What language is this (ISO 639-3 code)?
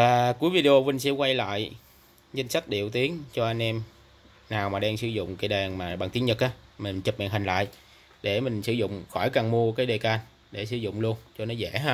vie